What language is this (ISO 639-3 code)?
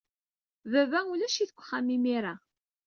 kab